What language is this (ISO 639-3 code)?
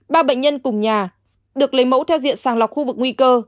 vie